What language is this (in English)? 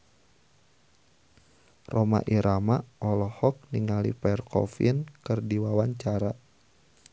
Sundanese